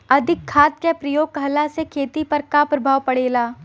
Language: Bhojpuri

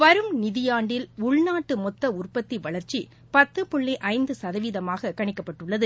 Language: Tamil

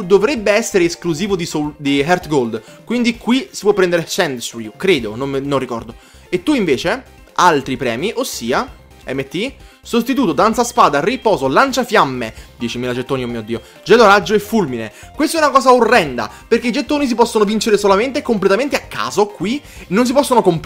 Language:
Italian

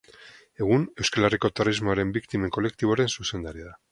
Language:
Basque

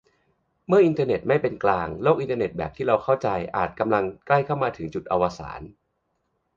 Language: Thai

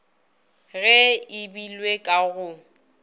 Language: Northern Sotho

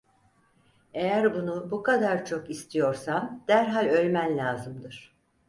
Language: Turkish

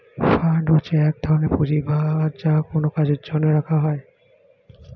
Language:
Bangla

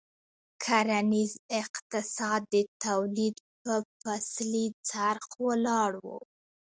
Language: Pashto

